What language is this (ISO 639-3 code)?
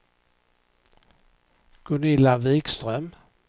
swe